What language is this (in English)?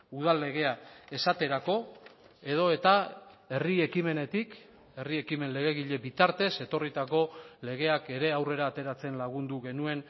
Basque